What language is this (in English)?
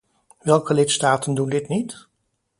Dutch